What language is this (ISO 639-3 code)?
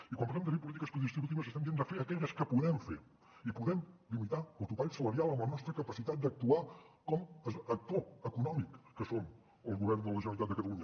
cat